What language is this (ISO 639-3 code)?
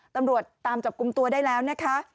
tha